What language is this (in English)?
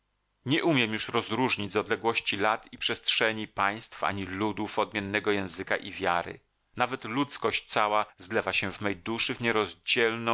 Polish